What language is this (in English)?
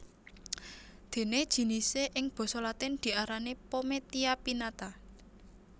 Javanese